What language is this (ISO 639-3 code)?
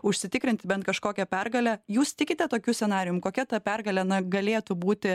lit